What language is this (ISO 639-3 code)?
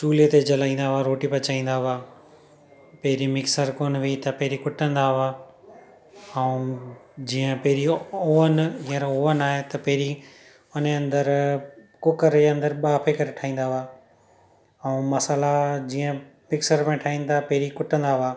snd